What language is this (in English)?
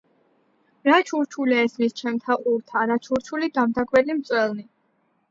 Georgian